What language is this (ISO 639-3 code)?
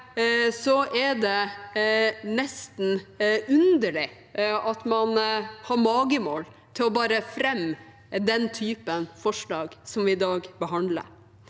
nor